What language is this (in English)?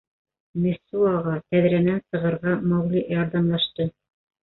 Bashkir